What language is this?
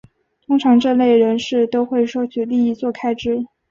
Chinese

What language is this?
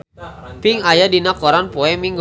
Sundanese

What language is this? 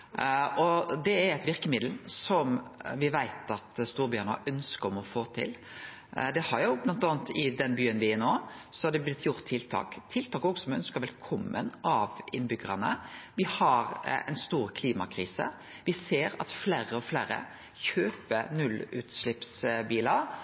Norwegian Nynorsk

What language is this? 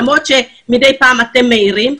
Hebrew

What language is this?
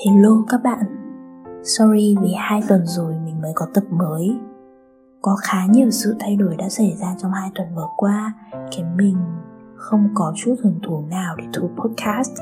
Vietnamese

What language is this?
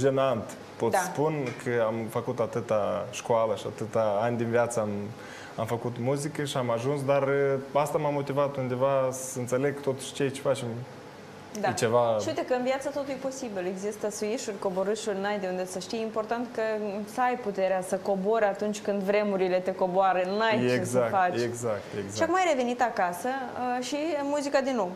Romanian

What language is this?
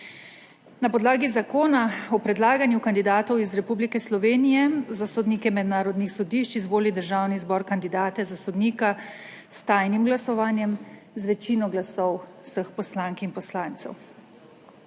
Slovenian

